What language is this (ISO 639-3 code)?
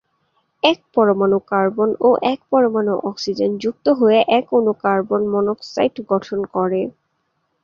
ben